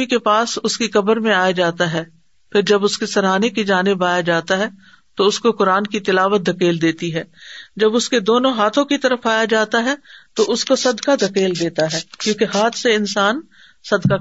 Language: Urdu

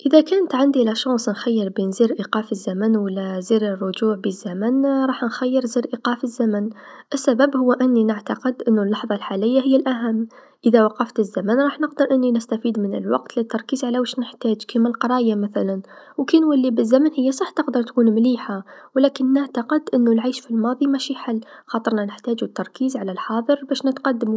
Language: Tunisian Arabic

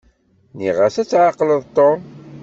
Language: Kabyle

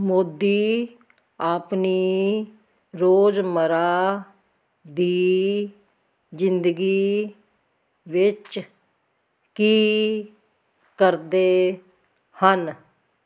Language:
Punjabi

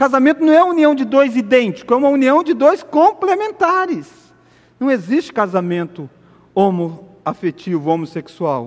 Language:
Portuguese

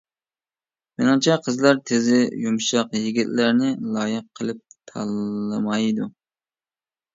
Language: Uyghur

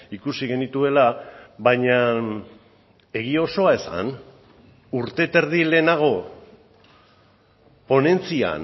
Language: Basque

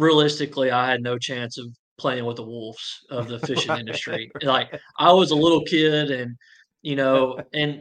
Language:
English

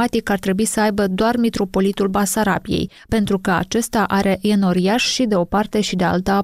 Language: Romanian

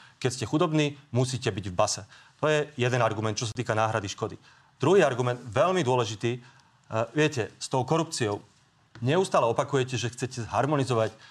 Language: Slovak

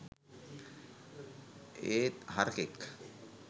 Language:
Sinhala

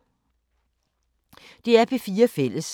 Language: Danish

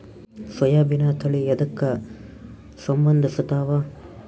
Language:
Kannada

